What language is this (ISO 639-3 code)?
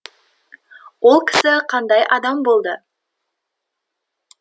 kaz